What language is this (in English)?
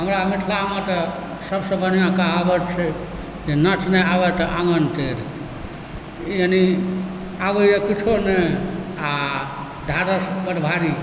Maithili